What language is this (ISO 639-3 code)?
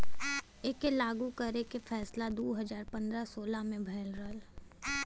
bho